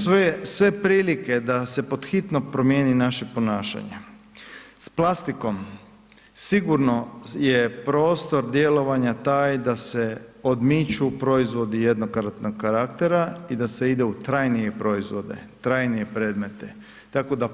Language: Croatian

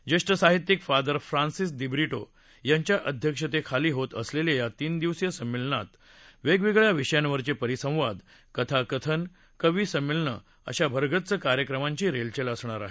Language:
Marathi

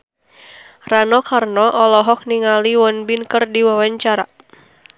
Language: Sundanese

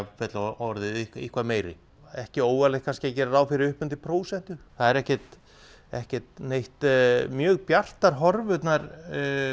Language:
Icelandic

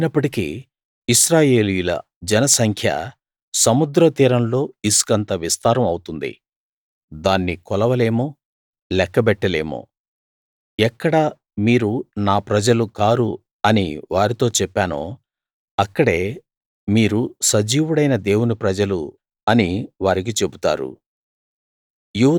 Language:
Telugu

